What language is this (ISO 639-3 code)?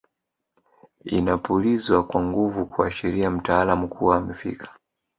swa